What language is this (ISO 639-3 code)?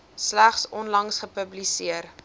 afr